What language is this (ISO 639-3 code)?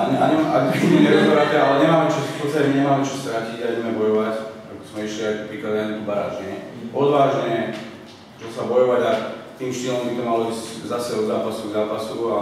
ces